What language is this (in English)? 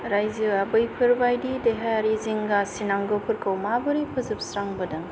Bodo